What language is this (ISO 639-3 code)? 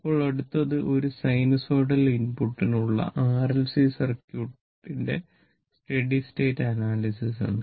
mal